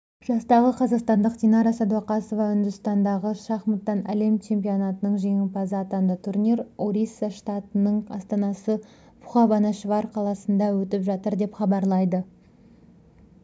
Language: Kazakh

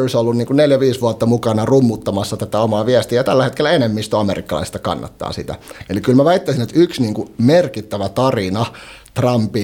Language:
Finnish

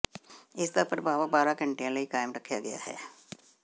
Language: Punjabi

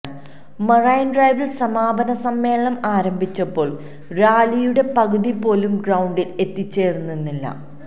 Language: Malayalam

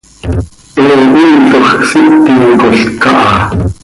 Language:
Seri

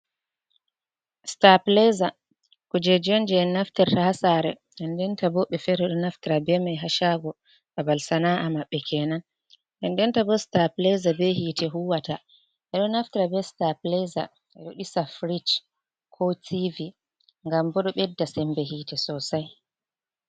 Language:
Fula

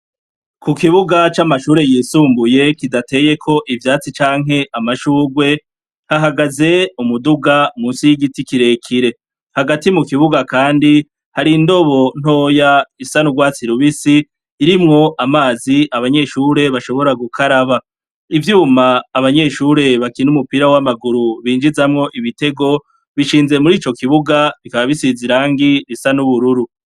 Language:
Rundi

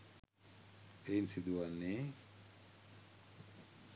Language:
Sinhala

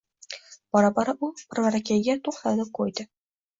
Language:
Uzbek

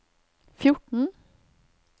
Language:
Norwegian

